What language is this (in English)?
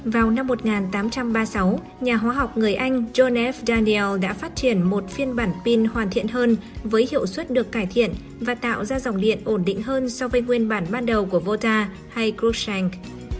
Vietnamese